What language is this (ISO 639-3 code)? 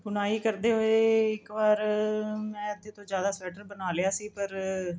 pan